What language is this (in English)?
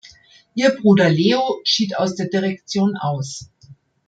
German